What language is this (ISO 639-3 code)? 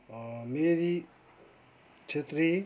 nep